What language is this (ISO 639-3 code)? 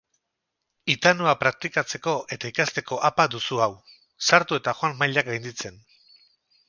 eus